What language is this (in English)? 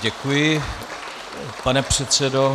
Czech